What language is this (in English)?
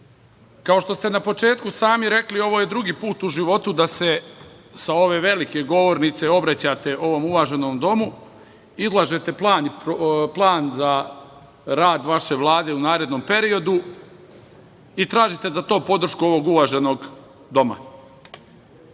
Serbian